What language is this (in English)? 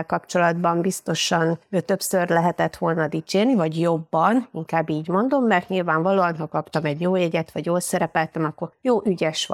Hungarian